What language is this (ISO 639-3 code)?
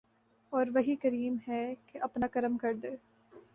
urd